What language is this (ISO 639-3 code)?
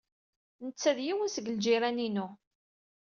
kab